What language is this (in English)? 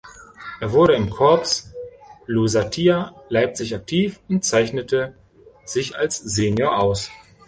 German